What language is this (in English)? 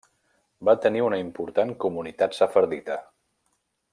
Catalan